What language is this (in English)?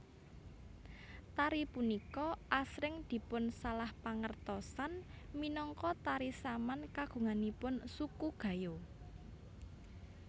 Javanese